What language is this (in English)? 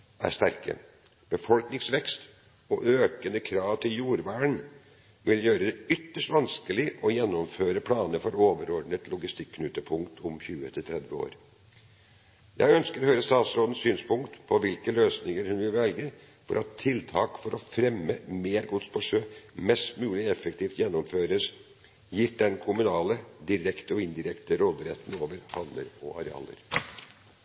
Norwegian Bokmål